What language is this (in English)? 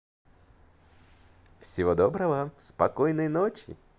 Russian